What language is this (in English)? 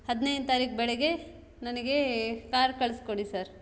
Kannada